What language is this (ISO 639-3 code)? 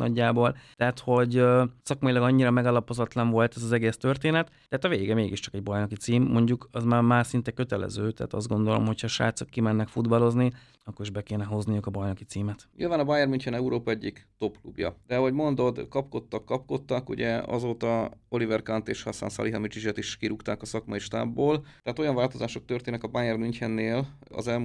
hun